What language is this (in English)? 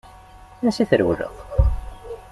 Kabyle